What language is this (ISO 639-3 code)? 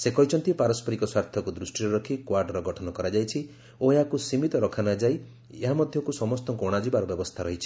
ori